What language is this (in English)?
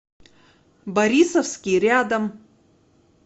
Russian